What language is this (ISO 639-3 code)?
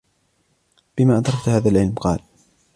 ara